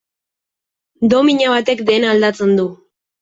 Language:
Basque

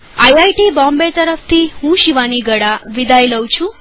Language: Gujarati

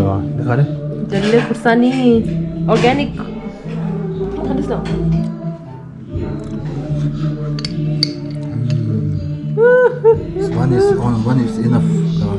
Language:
Turkish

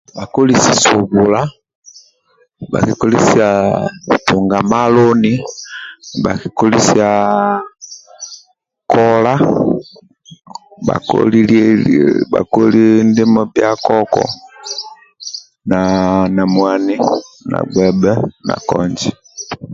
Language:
Amba (Uganda)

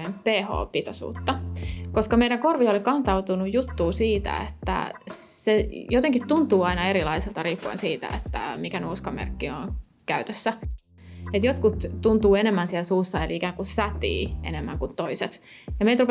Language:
Finnish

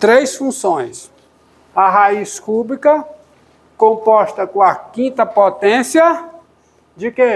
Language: Portuguese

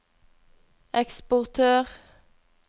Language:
Norwegian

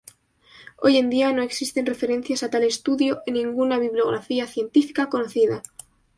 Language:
Spanish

